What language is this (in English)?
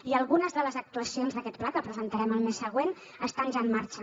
Catalan